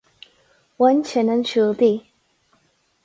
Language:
Irish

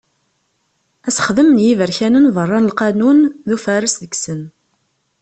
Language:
Kabyle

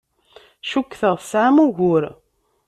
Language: Kabyle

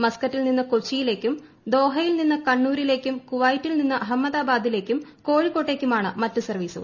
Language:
Malayalam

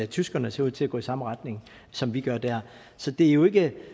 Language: Danish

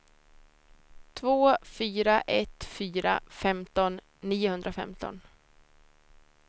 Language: Swedish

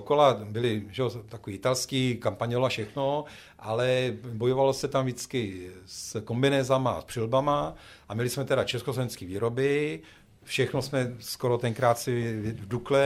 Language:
Czech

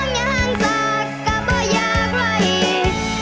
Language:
Thai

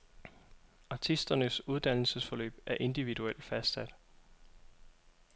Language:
Danish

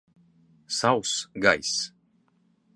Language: Latvian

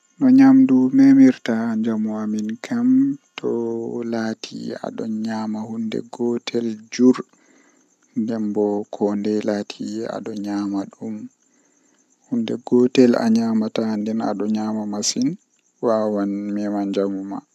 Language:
Western Niger Fulfulde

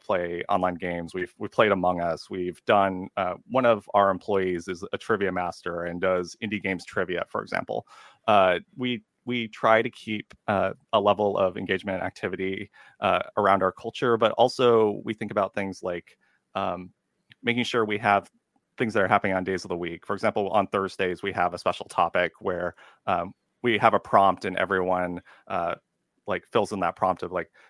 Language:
English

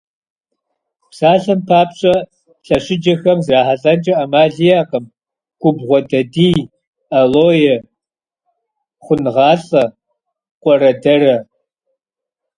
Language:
Kabardian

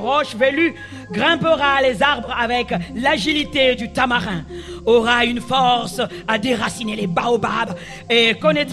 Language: French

